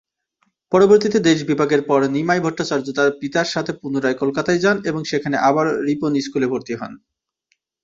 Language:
Bangla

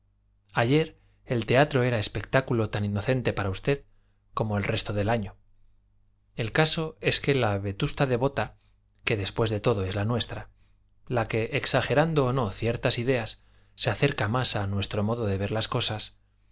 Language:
Spanish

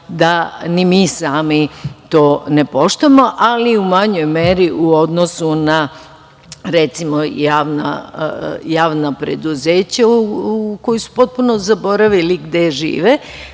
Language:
Serbian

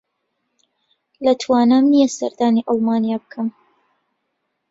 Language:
Central Kurdish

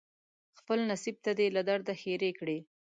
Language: Pashto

